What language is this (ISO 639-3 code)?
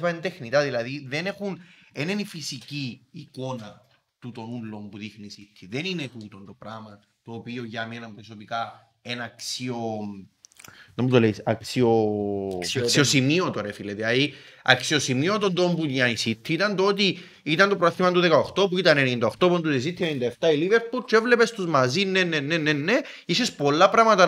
ell